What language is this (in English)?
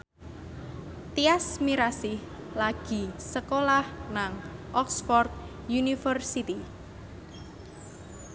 Javanese